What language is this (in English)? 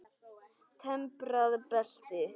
Icelandic